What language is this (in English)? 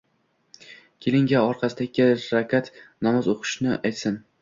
Uzbek